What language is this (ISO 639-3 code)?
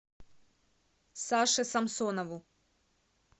rus